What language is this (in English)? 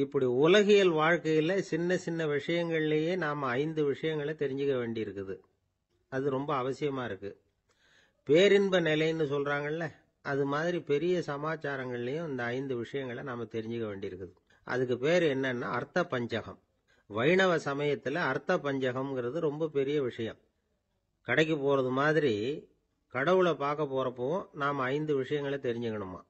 Tamil